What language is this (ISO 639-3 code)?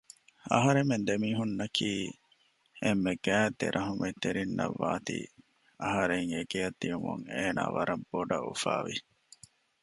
div